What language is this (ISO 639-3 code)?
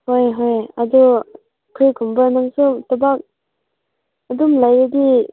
mni